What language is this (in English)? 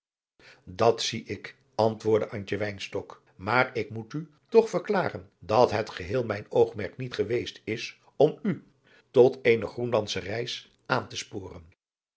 Dutch